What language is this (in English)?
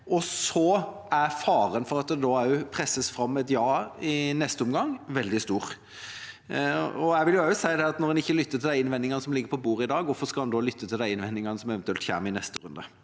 Norwegian